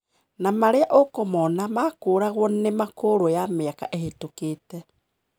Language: Kikuyu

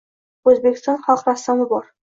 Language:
Uzbek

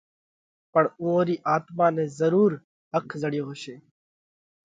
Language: Parkari Koli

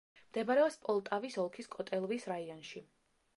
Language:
Georgian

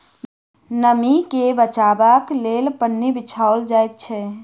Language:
Maithili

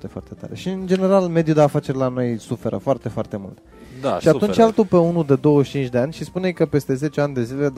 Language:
Romanian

